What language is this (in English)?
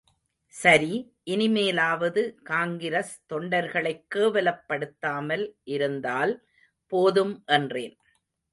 Tamil